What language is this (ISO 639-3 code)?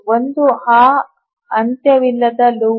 kan